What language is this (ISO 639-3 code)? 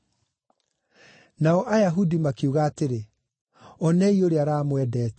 kik